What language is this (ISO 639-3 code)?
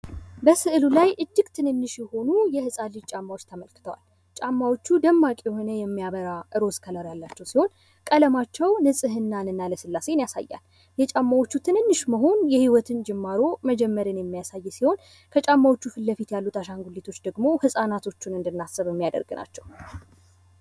amh